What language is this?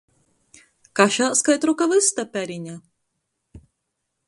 Latgalian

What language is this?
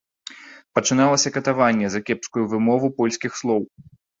Belarusian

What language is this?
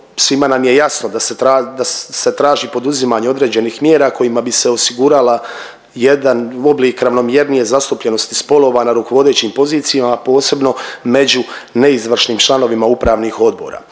Croatian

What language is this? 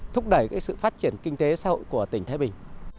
Vietnamese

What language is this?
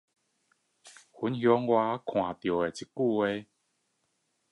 Chinese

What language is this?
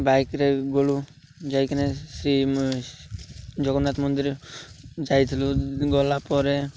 Odia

